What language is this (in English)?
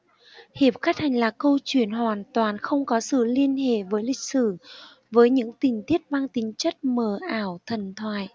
Vietnamese